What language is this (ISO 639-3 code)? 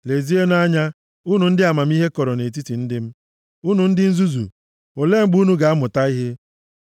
ibo